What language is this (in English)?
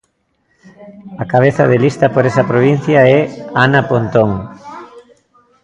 Galician